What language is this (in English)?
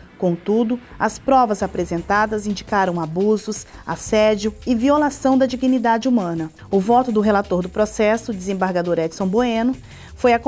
Portuguese